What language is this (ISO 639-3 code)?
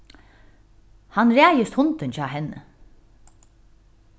fao